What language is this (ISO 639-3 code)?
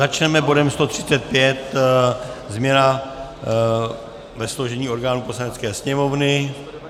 ces